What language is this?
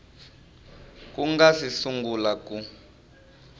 Tsonga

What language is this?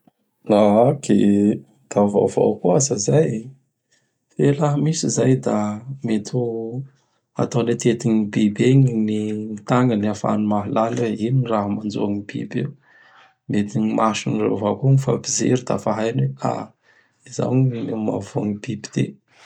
Bara Malagasy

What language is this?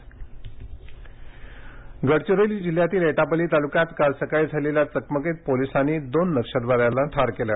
Marathi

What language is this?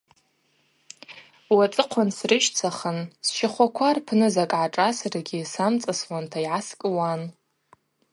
Abaza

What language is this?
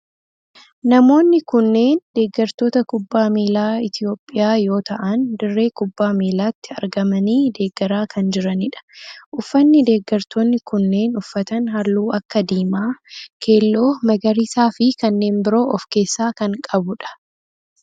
Oromo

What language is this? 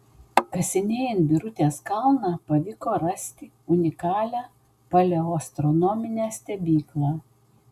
Lithuanian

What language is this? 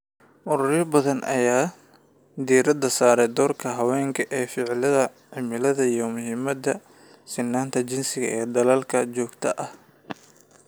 Somali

